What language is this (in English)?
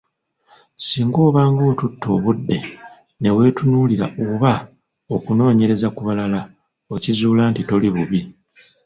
Ganda